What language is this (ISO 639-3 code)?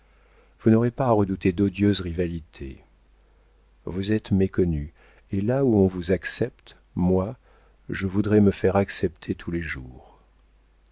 fra